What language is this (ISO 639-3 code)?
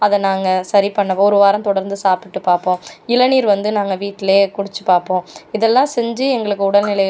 tam